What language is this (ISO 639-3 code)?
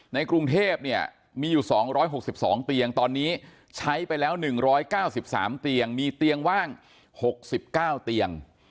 tha